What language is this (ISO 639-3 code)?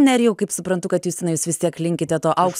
lit